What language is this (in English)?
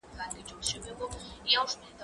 Pashto